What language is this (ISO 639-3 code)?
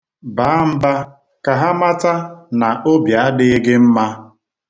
ibo